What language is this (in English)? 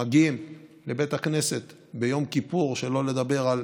Hebrew